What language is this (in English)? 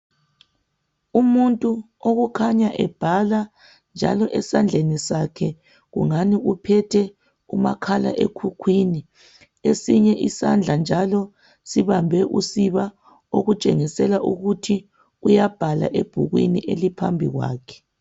North Ndebele